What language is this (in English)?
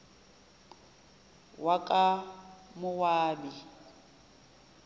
Zulu